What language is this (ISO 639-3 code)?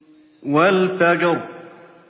ara